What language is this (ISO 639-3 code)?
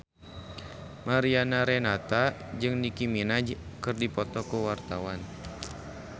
sun